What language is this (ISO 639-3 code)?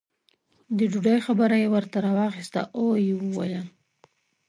pus